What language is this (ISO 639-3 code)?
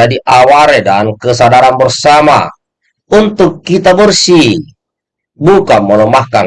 ind